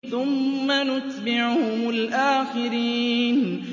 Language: Arabic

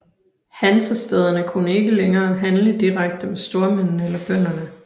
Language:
Danish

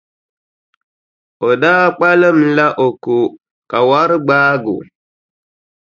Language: Dagbani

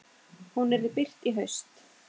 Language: Icelandic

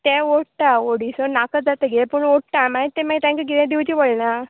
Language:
Konkani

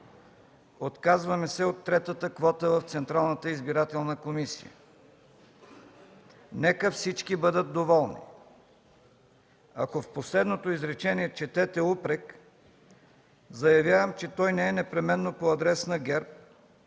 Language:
Bulgarian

